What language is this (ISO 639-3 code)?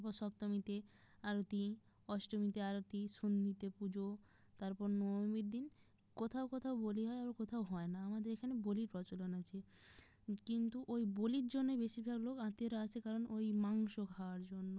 ben